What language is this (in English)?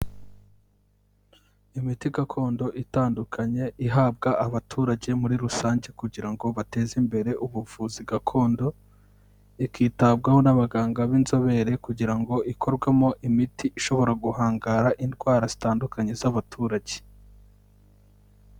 Kinyarwanda